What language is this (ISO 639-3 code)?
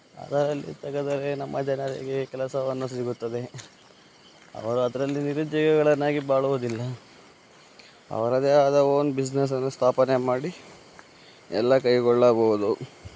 kan